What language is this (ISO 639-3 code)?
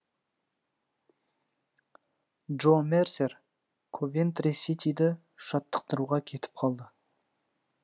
kaz